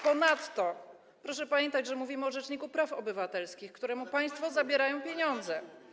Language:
Polish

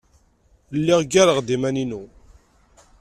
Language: Kabyle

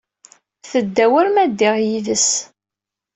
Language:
Kabyle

